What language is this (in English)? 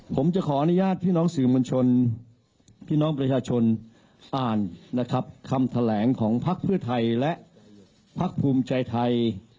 Thai